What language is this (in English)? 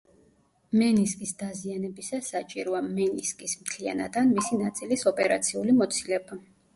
Georgian